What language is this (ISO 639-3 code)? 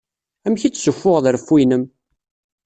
kab